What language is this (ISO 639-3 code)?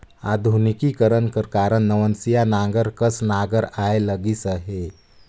hne